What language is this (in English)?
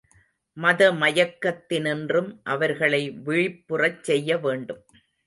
Tamil